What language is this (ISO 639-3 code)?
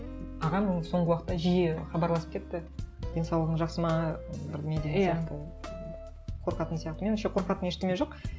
kaz